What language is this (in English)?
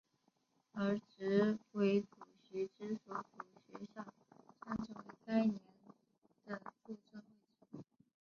Chinese